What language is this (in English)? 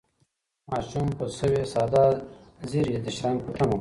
Pashto